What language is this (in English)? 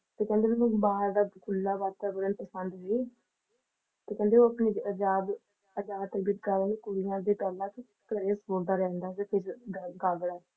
Punjabi